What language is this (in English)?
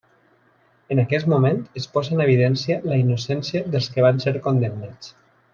Catalan